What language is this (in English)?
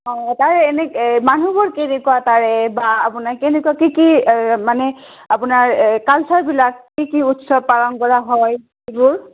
Assamese